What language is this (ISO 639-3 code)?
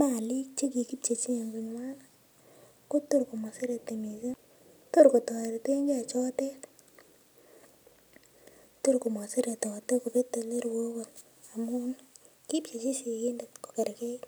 kln